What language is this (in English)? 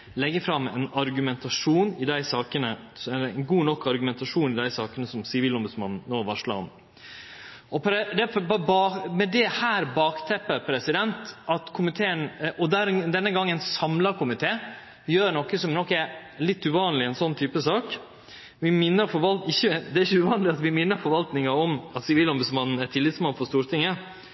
Norwegian Nynorsk